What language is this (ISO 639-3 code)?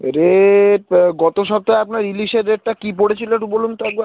ben